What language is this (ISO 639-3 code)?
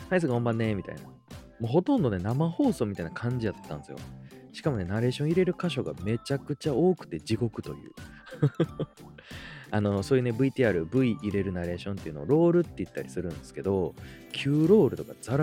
jpn